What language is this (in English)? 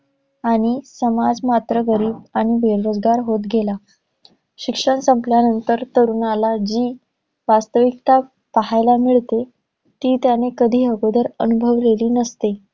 Marathi